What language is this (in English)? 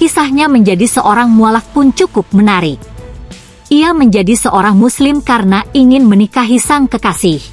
Indonesian